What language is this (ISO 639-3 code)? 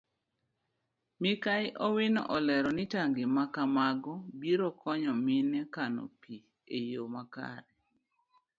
luo